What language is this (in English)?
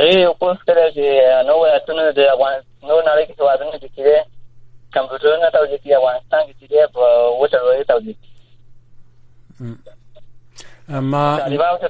Persian